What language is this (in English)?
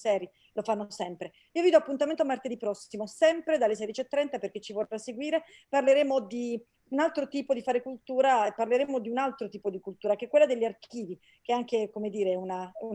Italian